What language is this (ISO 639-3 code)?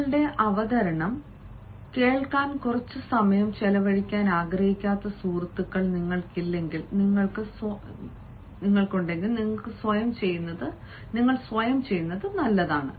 mal